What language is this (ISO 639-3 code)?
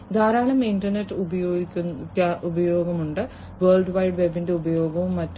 mal